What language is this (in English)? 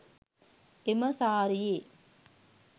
Sinhala